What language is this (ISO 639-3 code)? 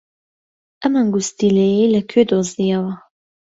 ckb